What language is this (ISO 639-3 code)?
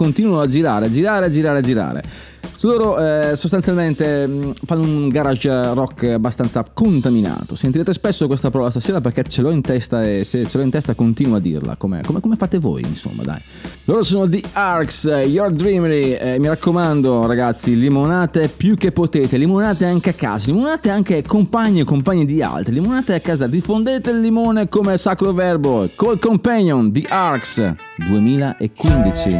ita